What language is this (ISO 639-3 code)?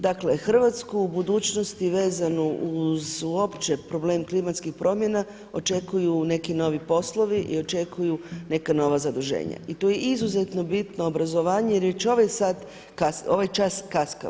hrv